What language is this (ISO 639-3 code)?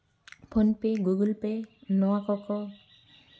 sat